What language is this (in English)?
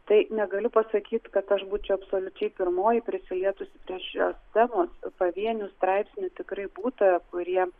Lithuanian